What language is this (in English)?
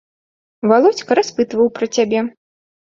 Belarusian